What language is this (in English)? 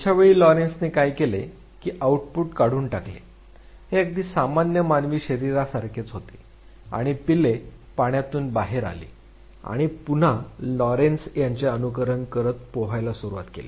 Marathi